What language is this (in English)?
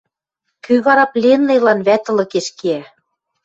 Western Mari